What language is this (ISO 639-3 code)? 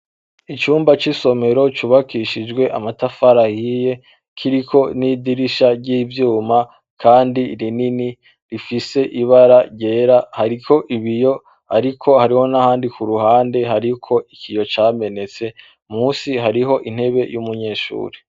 run